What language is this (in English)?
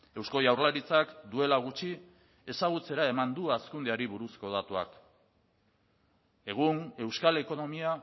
Basque